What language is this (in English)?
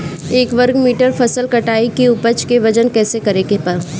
Bhojpuri